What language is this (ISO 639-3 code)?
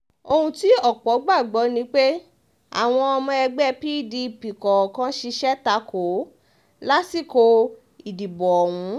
yor